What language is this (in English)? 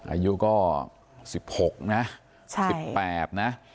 Thai